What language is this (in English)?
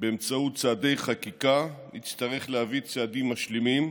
Hebrew